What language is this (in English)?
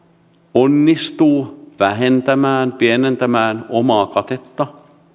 Finnish